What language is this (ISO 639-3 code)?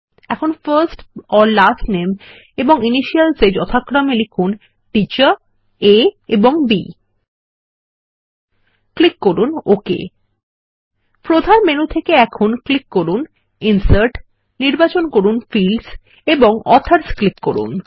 ben